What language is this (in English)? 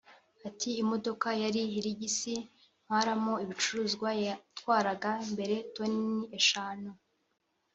Kinyarwanda